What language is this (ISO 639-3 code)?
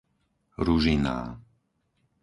slk